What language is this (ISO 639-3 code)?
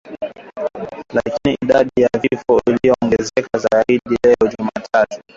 swa